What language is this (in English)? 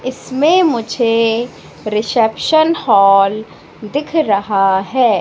Hindi